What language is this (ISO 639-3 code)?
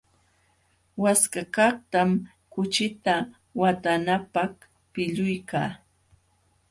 qxw